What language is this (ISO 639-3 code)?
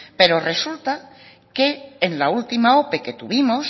spa